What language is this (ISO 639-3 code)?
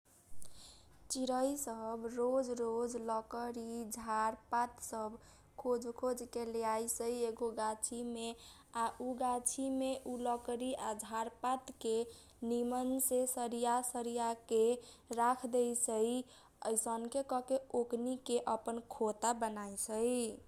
thq